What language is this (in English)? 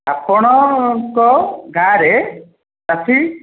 Odia